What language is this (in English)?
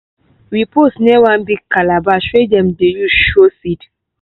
Nigerian Pidgin